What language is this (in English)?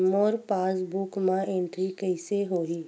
Chhattisgarhi